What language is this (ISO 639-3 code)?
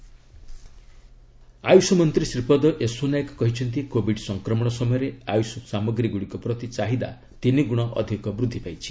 ori